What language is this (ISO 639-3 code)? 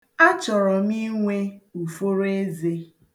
ibo